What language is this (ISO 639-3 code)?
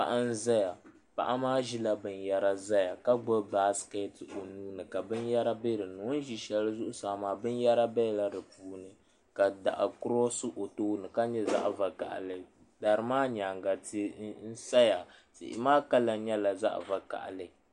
dag